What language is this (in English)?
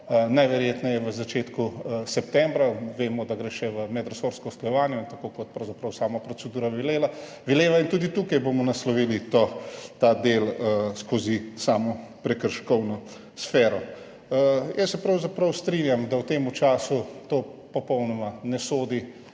Slovenian